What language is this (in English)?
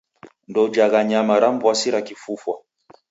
Taita